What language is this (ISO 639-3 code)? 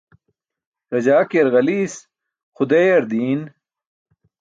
bsk